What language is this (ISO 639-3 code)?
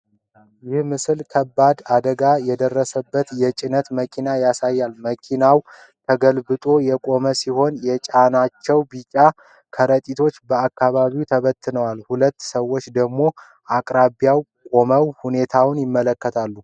amh